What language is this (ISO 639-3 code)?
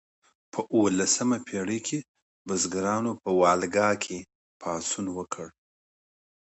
pus